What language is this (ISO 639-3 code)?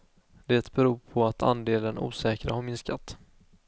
swe